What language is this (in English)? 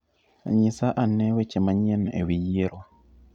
Luo (Kenya and Tanzania)